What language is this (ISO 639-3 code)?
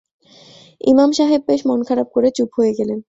ben